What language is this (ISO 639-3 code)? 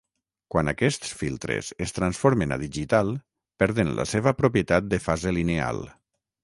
cat